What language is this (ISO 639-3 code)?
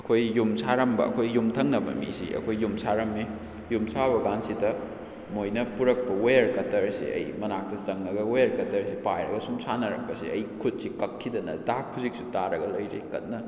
mni